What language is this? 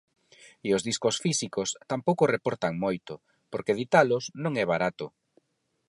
Galician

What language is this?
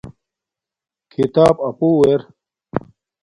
Domaaki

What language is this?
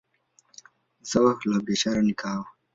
Swahili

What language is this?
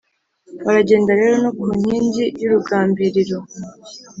Kinyarwanda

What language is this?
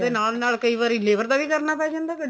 Punjabi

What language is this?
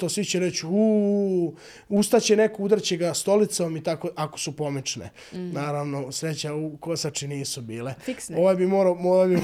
Croatian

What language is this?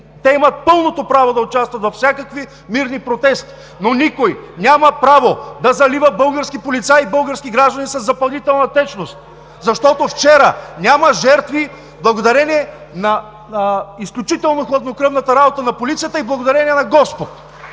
Bulgarian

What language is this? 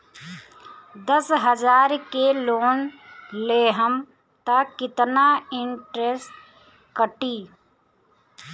Bhojpuri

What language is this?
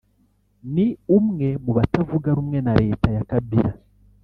Kinyarwanda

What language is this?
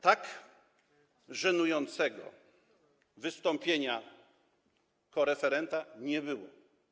Polish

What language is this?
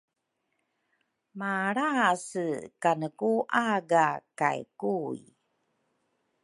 Rukai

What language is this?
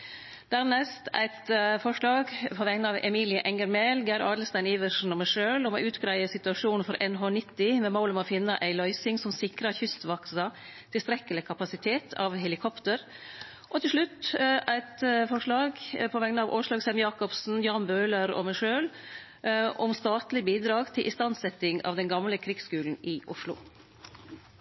Norwegian Nynorsk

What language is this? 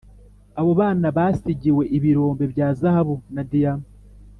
Kinyarwanda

